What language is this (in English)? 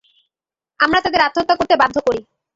Bangla